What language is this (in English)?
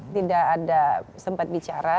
Indonesian